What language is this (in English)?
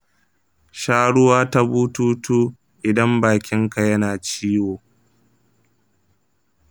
Hausa